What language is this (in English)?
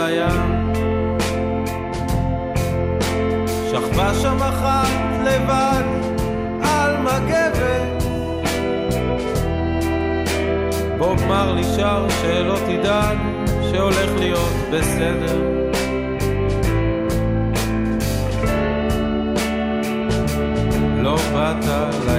Hebrew